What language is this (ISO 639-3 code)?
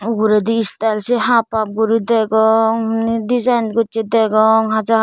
ccp